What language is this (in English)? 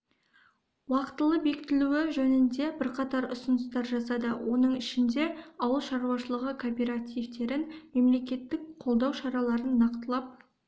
Kazakh